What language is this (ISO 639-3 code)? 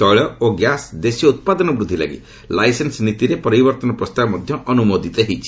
ori